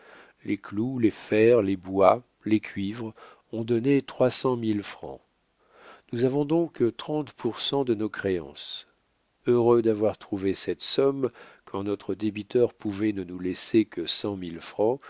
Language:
French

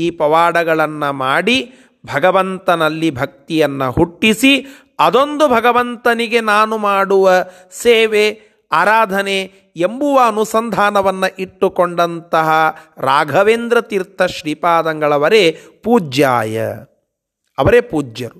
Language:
Kannada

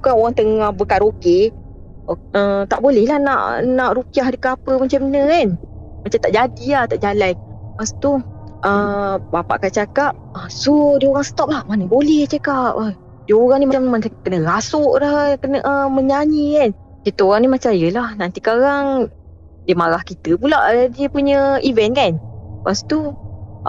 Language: Malay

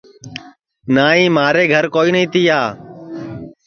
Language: Sansi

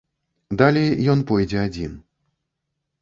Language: Belarusian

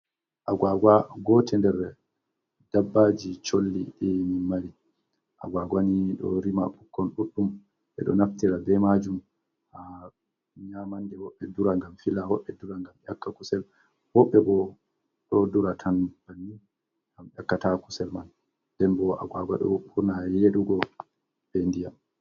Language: Fula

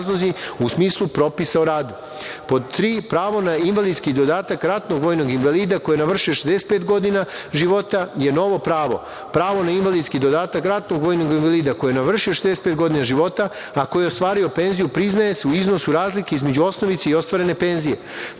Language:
Serbian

